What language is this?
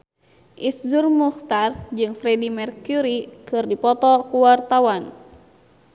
Sundanese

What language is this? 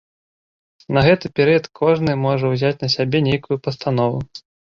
Belarusian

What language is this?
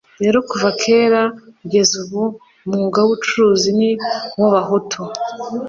Kinyarwanda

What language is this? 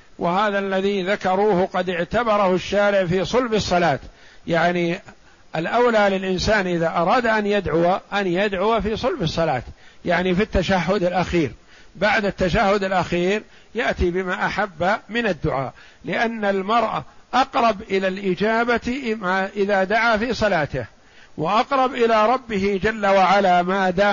Arabic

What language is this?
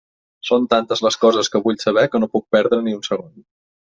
Catalan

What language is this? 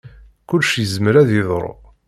Kabyle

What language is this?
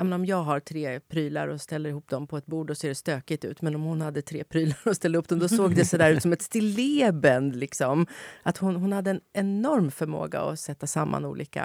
Swedish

